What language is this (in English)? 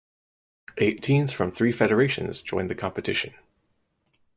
English